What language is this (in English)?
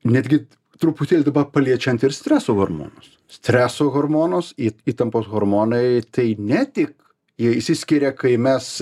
Lithuanian